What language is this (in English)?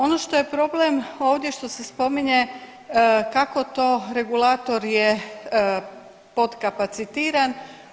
Croatian